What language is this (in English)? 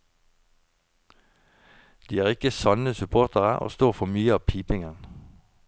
Norwegian